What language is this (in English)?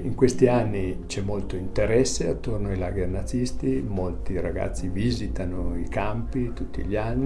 Italian